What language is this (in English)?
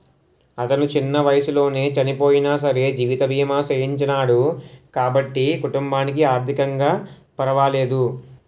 Telugu